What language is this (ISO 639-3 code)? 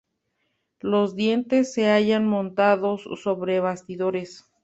spa